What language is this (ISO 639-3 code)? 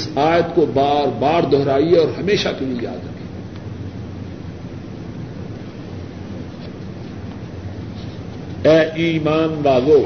urd